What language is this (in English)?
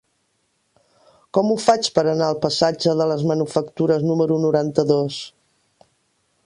Catalan